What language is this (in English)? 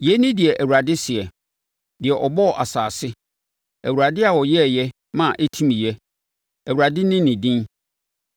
Akan